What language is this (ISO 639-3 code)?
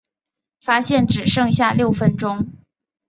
zho